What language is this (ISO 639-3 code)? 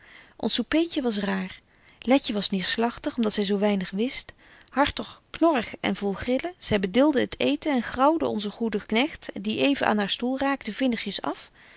nld